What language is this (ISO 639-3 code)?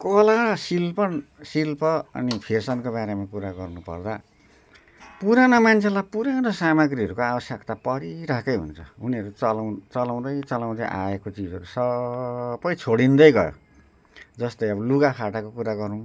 nep